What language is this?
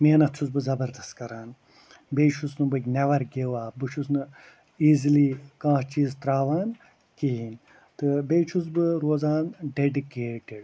Kashmiri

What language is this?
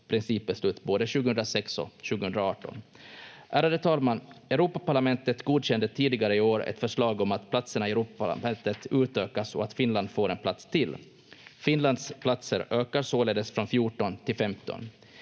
Finnish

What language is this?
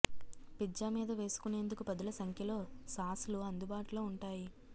Telugu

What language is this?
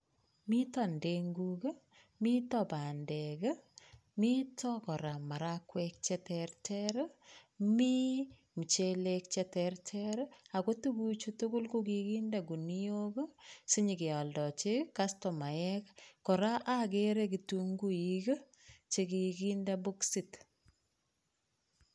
Kalenjin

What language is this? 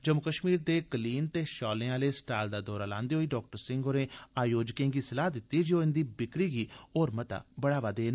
Dogri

